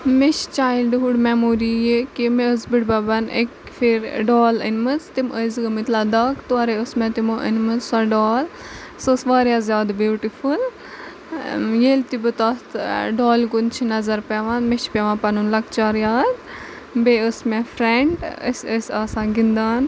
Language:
Kashmiri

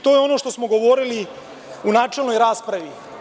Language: Serbian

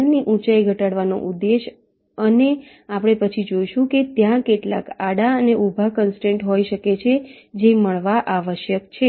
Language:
Gujarati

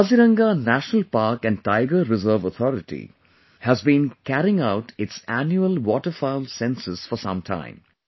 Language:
English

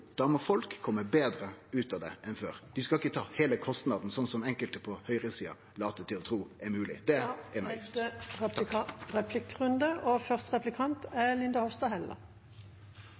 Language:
Norwegian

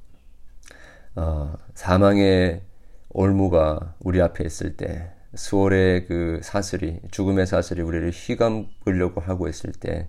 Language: Korean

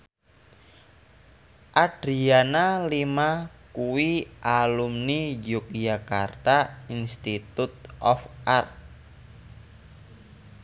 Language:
Javanese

